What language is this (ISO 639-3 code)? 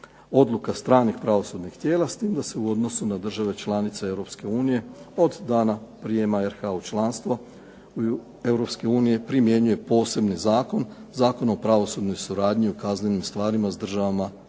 hrv